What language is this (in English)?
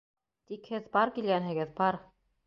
Bashkir